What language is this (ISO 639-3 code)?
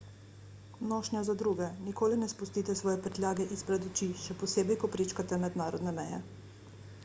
slv